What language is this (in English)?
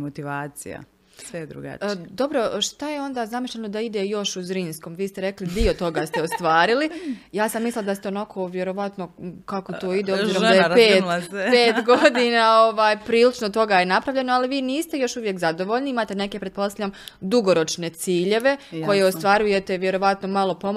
Croatian